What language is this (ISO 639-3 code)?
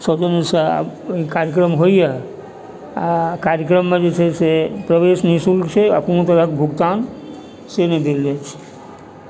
mai